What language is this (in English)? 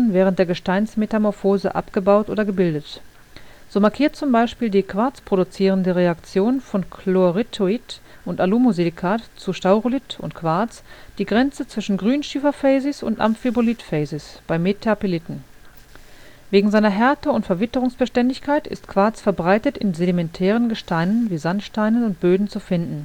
German